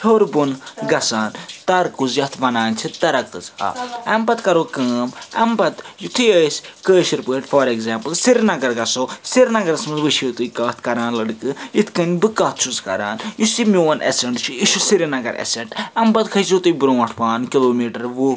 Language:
Kashmiri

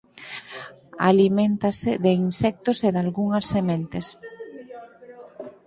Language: Galician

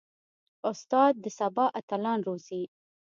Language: Pashto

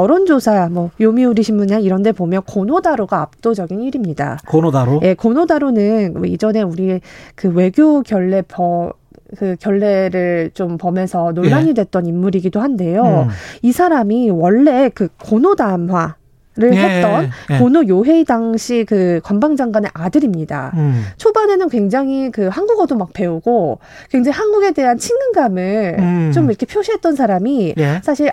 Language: Korean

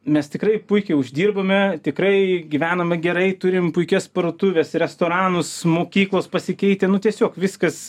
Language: Lithuanian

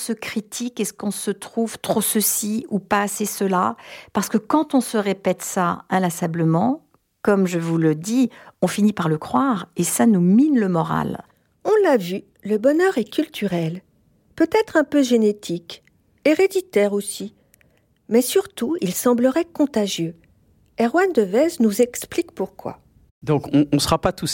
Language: French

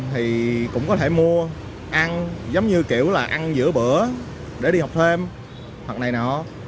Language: Vietnamese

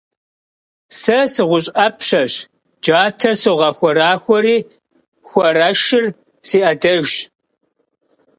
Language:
Kabardian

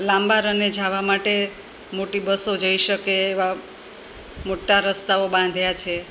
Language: Gujarati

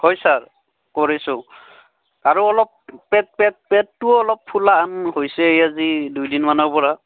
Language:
Assamese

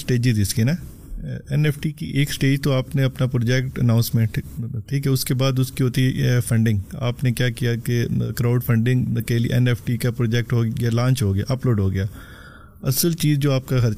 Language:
Urdu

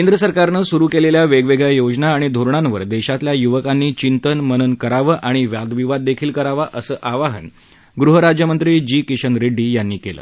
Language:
Marathi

